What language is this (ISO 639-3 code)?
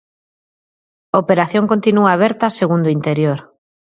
glg